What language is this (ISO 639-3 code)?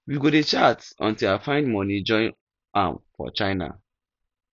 pcm